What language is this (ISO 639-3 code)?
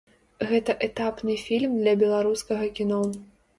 bel